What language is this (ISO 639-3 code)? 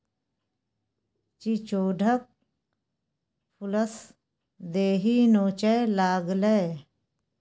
mai